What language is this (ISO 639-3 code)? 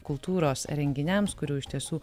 lit